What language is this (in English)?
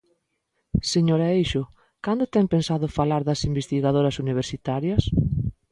Galician